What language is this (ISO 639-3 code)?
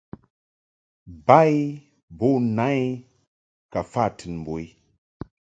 mhk